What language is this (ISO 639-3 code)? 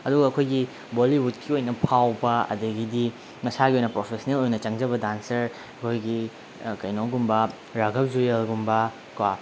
mni